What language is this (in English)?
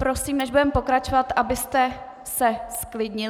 Czech